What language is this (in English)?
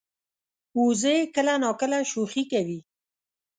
Pashto